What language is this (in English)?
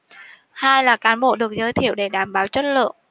Vietnamese